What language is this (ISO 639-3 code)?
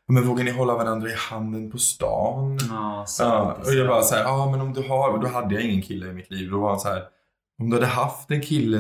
swe